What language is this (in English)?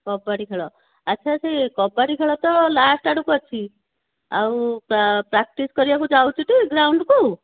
Odia